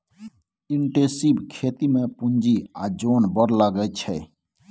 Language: Maithili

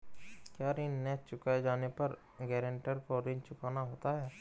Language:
Hindi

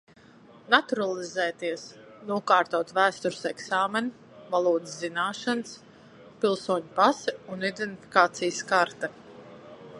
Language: Latvian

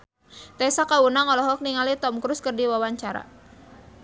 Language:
Sundanese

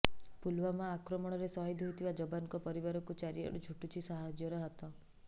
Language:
Odia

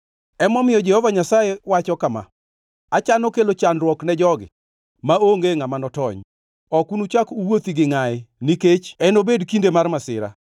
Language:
Luo (Kenya and Tanzania)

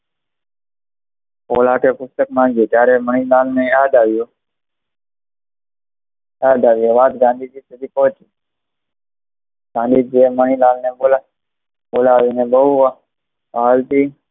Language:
Gujarati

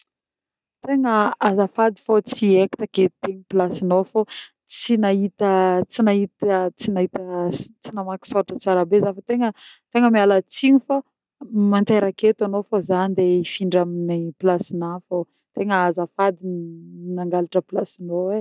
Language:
Northern Betsimisaraka Malagasy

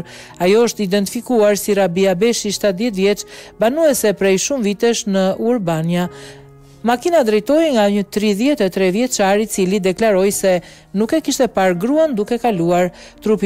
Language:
Romanian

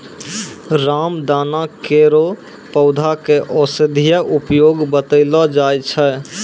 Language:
Maithili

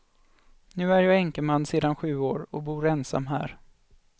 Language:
Swedish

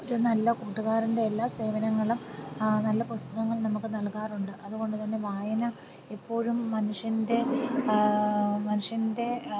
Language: Malayalam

